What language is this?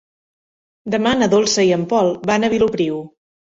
Catalan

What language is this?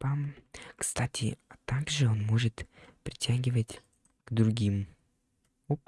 Russian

